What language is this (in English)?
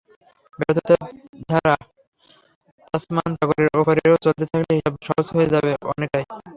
Bangla